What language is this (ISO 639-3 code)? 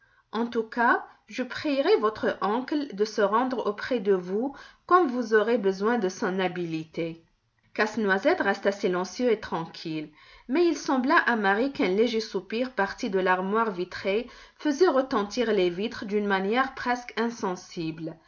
fra